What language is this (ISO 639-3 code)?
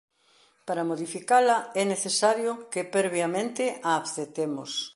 glg